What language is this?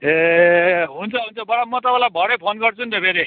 Nepali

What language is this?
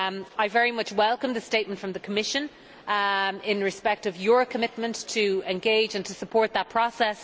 English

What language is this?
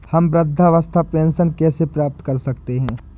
Hindi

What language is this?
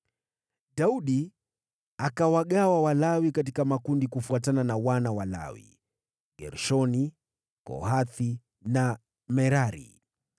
Swahili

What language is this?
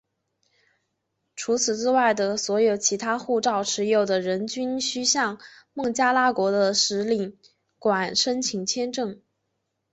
Chinese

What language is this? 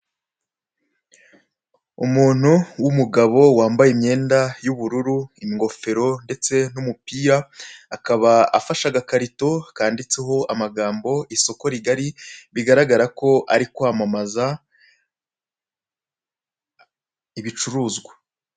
Kinyarwanda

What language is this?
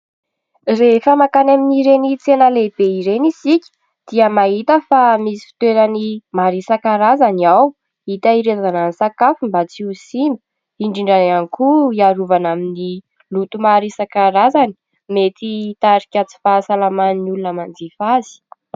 Malagasy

